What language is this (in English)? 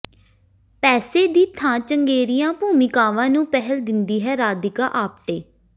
Punjabi